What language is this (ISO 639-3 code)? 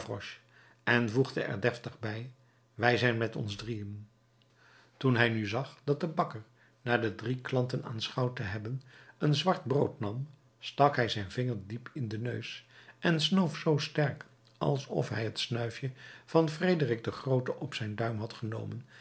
nld